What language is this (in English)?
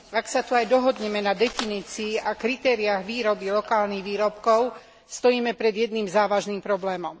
Slovak